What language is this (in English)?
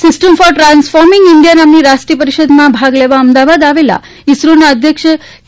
Gujarati